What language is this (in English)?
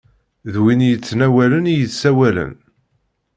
Kabyle